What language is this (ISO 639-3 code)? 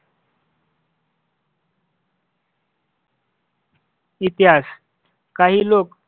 mar